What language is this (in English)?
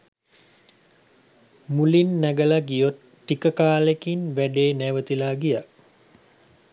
Sinhala